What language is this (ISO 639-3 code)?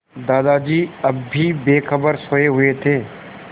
hin